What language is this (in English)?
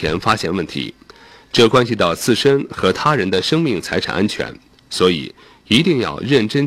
Chinese